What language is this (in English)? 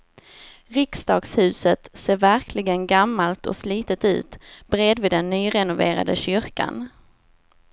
Swedish